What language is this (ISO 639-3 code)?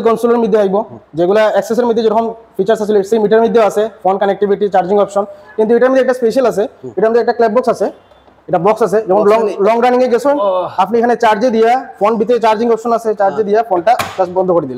ben